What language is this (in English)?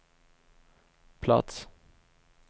Swedish